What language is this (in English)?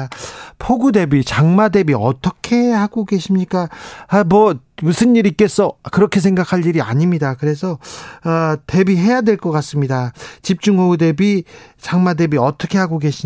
Korean